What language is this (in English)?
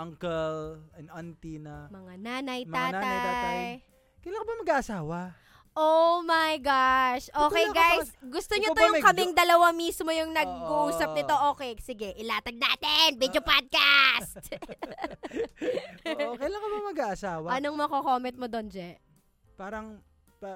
Filipino